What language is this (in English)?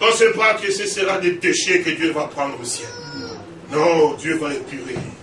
French